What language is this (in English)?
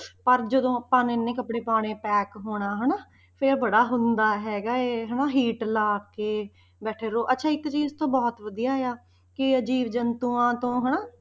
Punjabi